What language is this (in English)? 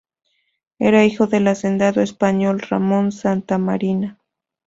Spanish